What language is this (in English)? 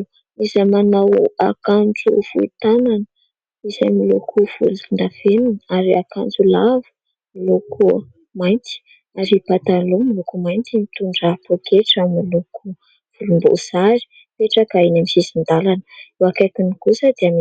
Malagasy